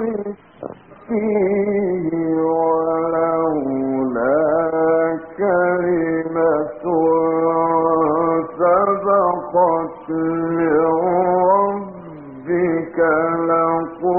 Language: Arabic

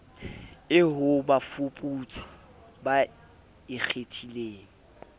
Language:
Southern Sotho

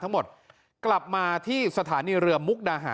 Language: Thai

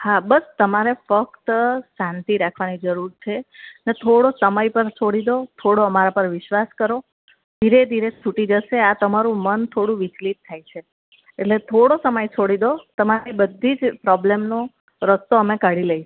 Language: Gujarati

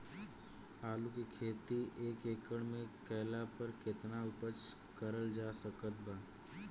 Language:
Bhojpuri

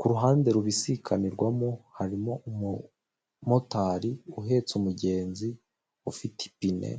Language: Kinyarwanda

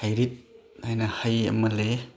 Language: Manipuri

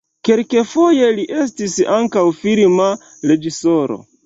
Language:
Esperanto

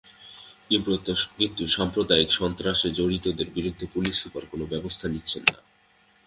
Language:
Bangla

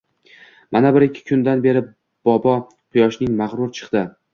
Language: Uzbek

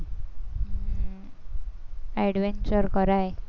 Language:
Gujarati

